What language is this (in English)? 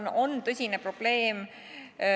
Estonian